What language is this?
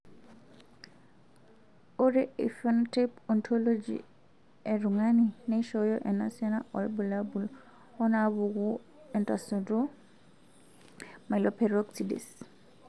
Masai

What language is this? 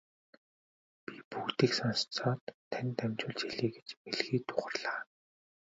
Mongolian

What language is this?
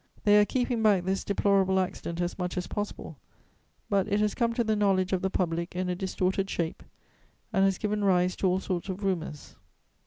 English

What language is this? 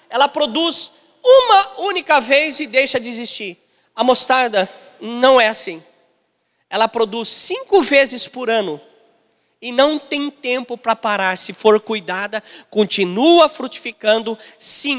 Portuguese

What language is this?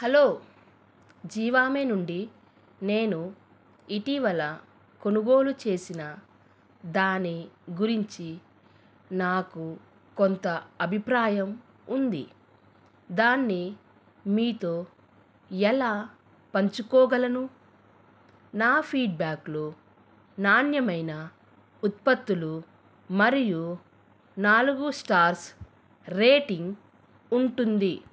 Telugu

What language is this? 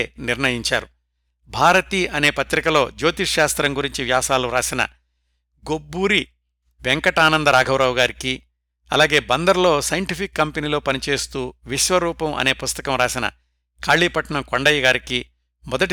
Telugu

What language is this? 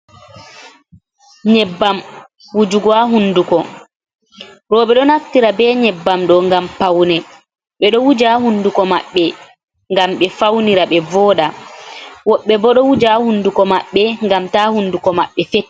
Fula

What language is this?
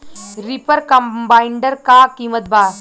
Bhojpuri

